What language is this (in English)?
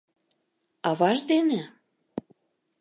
Mari